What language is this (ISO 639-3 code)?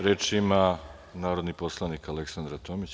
srp